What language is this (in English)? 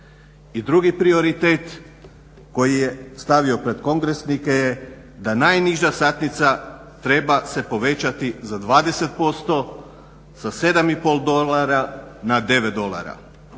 Croatian